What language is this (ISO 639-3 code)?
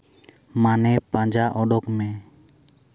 sat